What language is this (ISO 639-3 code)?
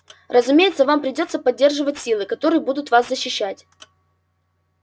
rus